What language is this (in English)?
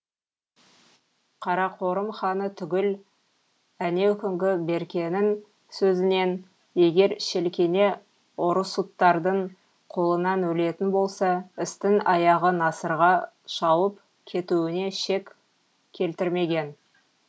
Kazakh